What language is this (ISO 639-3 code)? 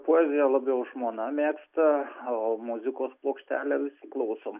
lit